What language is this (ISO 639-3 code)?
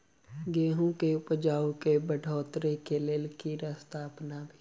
mai